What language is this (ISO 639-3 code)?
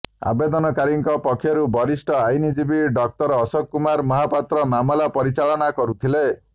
ori